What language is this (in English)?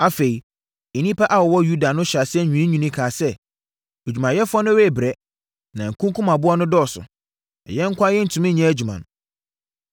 Akan